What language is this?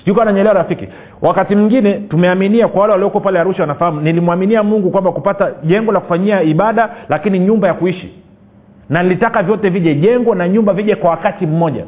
Swahili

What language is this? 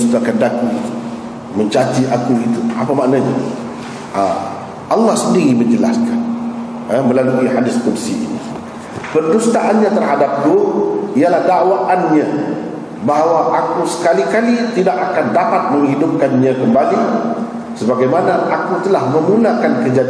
Malay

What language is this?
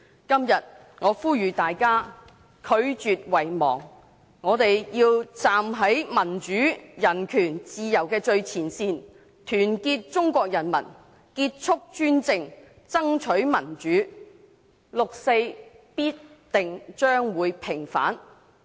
Cantonese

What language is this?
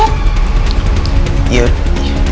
Indonesian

